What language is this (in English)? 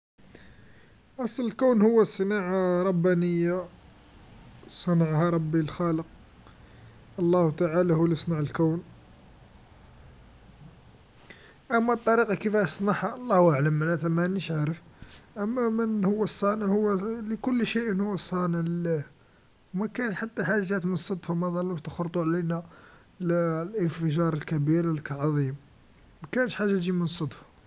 Algerian Arabic